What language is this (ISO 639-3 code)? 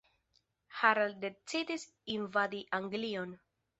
epo